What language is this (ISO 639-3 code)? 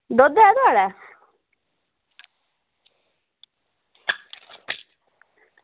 doi